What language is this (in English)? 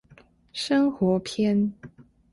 Chinese